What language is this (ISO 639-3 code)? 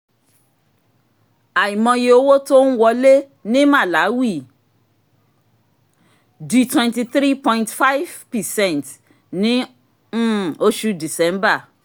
yor